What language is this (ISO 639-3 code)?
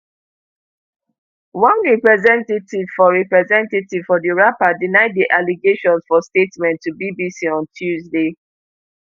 pcm